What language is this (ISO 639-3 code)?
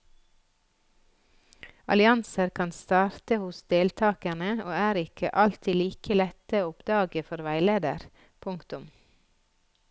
nor